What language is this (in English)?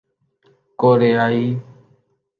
Urdu